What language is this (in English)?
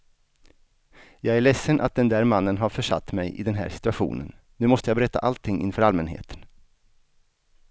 Swedish